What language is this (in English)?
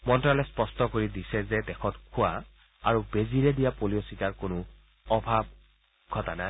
Assamese